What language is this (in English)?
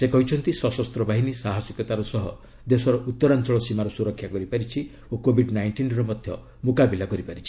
Odia